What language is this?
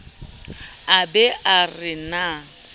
Southern Sotho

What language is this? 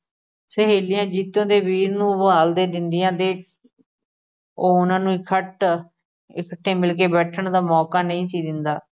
Punjabi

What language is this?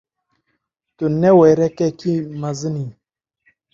Kurdish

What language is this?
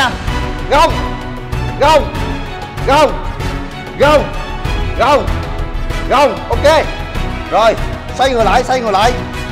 Vietnamese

